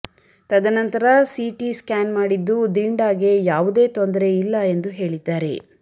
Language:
Kannada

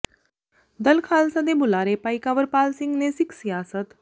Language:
Punjabi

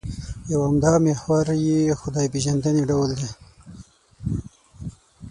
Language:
Pashto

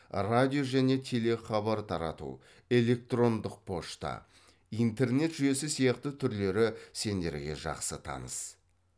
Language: Kazakh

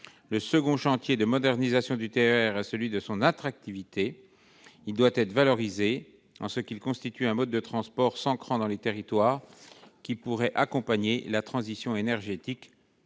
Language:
French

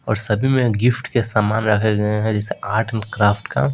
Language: Hindi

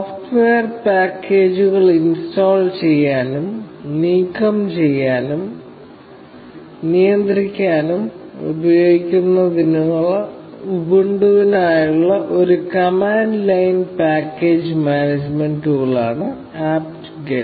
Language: Malayalam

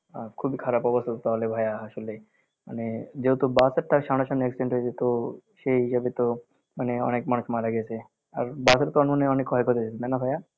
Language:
Bangla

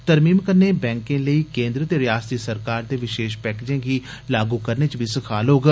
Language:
Dogri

